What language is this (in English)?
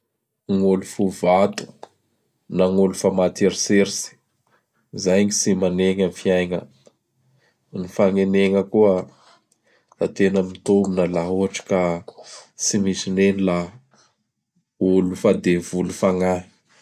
Bara Malagasy